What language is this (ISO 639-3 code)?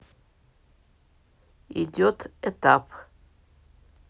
rus